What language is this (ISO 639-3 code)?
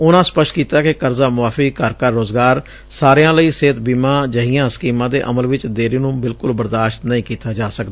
pan